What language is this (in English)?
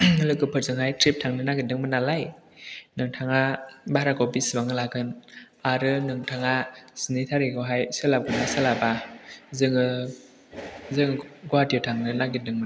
Bodo